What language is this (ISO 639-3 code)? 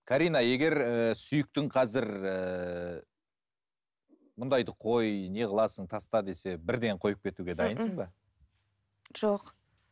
kaz